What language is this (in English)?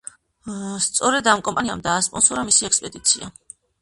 Georgian